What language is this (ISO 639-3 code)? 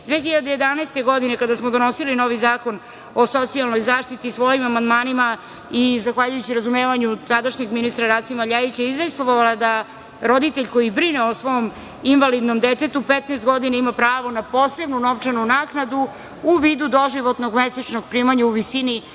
srp